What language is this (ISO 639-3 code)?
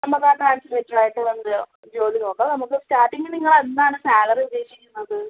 mal